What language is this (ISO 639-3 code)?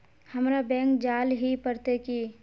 mag